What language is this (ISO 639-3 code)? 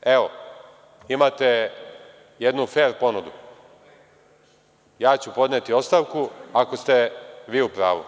srp